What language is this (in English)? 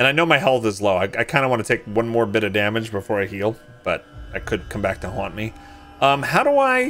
English